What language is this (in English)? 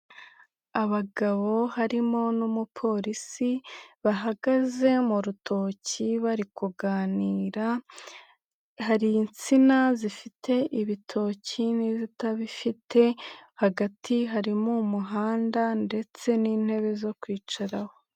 Kinyarwanda